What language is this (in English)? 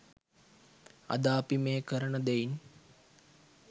Sinhala